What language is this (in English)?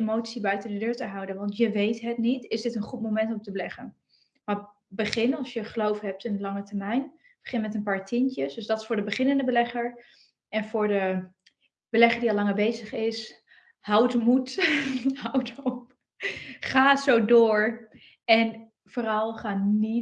Dutch